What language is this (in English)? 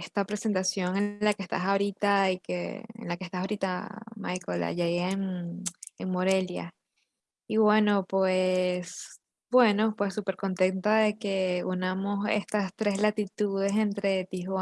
Spanish